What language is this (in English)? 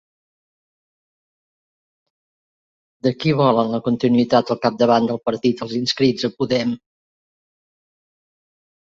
Catalan